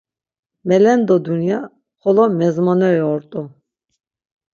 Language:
Laz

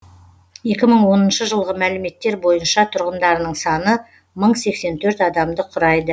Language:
Kazakh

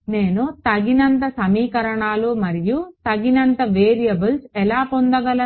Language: Telugu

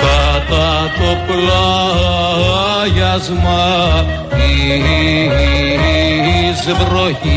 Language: Greek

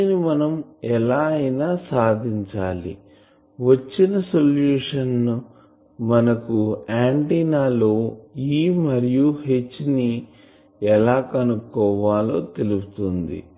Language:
Telugu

